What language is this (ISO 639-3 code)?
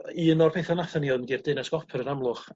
cym